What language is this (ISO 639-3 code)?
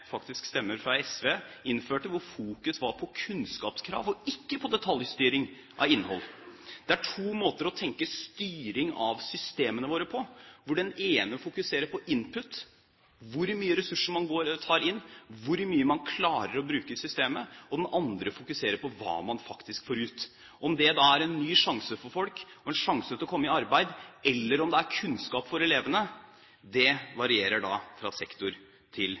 nob